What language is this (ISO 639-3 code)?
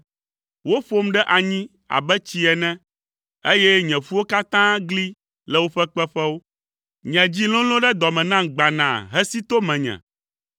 ewe